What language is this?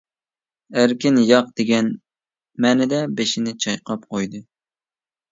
Uyghur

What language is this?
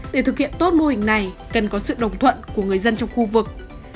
Vietnamese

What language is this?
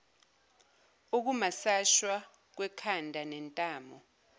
Zulu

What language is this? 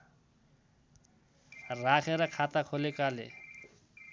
Nepali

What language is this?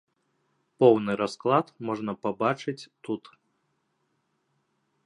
Belarusian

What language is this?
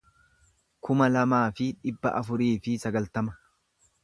Oromo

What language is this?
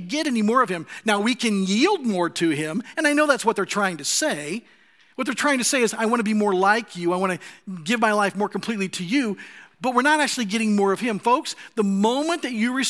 English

